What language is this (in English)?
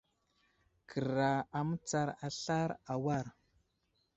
Wuzlam